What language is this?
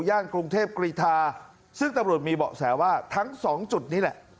Thai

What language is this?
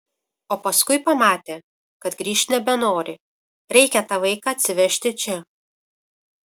Lithuanian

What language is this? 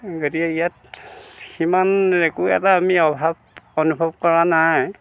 Assamese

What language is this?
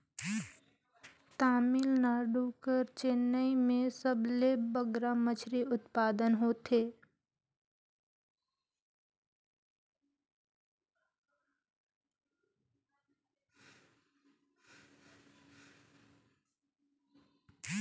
Chhattisgarhi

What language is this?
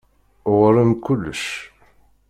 Kabyle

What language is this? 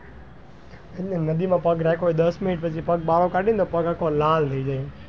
Gujarati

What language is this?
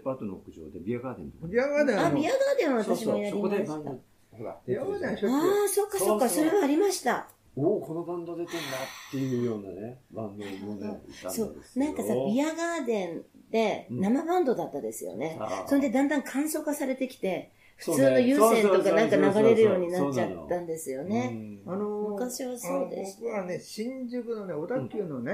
Japanese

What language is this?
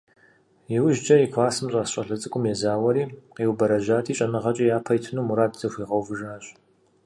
Kabardian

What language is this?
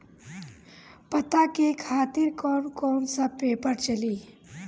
Bhojpuri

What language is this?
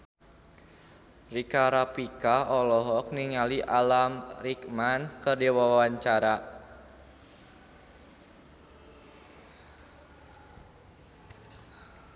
Sundanese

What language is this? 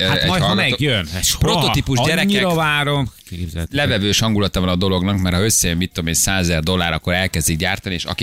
Hungarian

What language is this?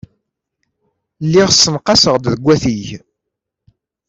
Kabyle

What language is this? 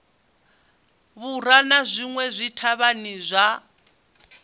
Venda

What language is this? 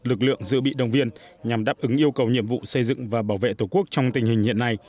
Vietnamese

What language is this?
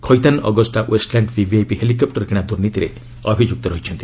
Odia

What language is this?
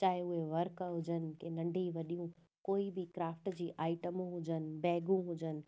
Sindhi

